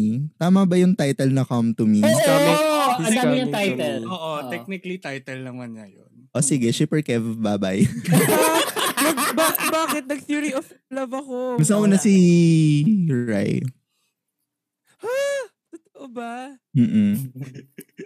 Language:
Filipino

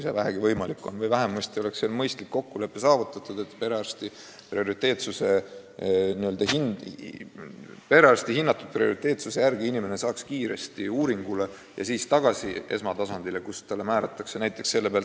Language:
Estonian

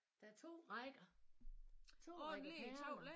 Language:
Danish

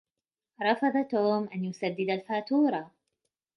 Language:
Arabic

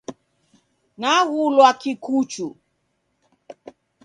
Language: Taita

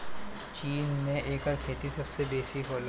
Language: Bhojpuri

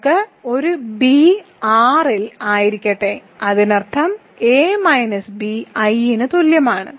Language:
Malayalam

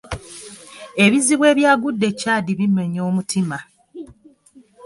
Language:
Ganda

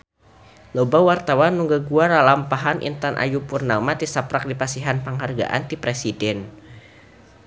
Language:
Sundanese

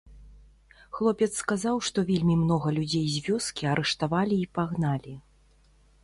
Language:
Belarusian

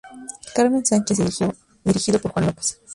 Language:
Spanish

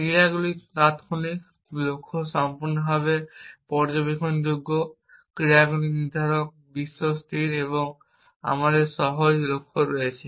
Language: Bangla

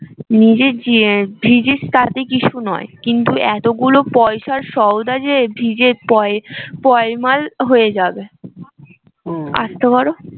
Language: Bangla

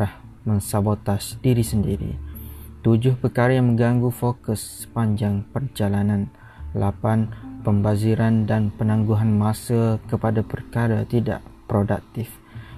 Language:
Malay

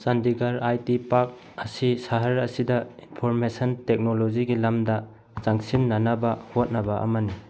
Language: Manipuri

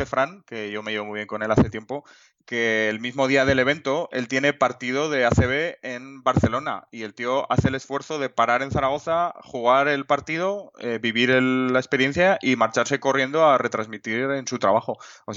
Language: Spanish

